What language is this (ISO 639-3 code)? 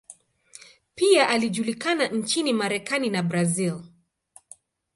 swa